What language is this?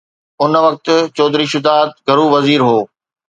Sindhi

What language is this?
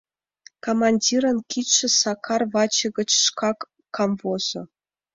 Mari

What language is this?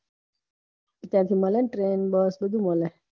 Gujarati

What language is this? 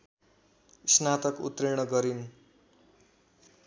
Nepali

